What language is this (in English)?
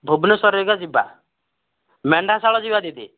Odia